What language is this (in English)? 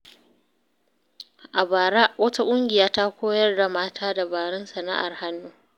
Hausa